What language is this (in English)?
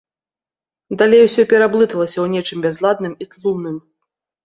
Belarusian